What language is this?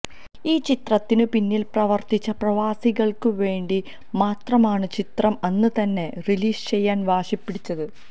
Malayalam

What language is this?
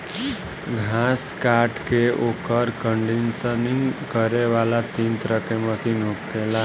Bhojpuri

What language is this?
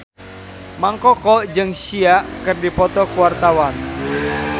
Sundanese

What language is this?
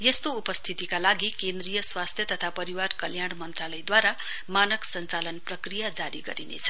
Nepali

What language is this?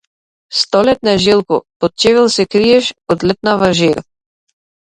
Macedonian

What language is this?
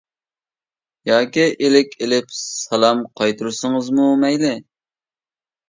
Uyghur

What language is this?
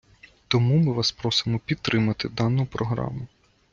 Ukrainian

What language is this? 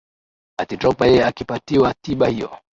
Swahili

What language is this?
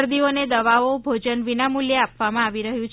Gujarati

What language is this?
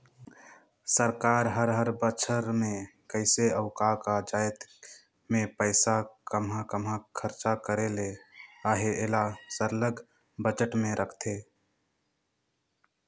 Chhattisgarhi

